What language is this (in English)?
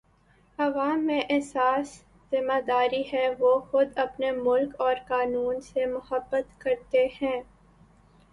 Urdu